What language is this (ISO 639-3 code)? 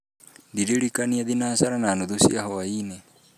kik